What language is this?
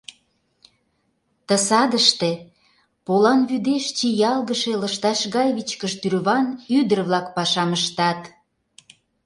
Mari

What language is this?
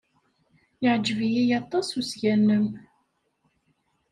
Kabyle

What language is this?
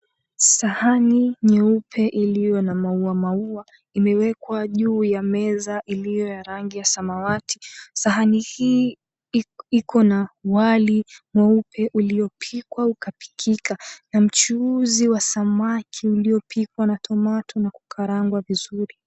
Swahili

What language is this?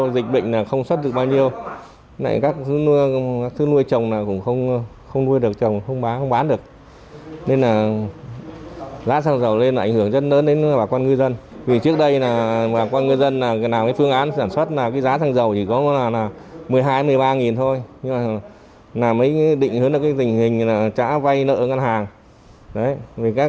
Vietnamese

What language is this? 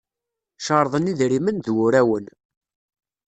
Kabyle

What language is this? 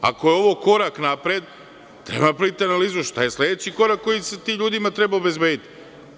Serbian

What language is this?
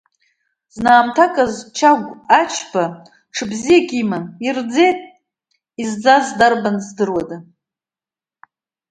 Abkhazian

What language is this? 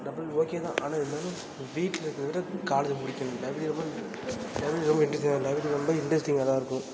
Tamil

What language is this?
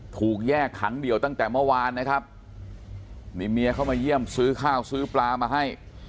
Thai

